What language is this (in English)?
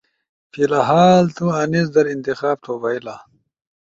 Ushojo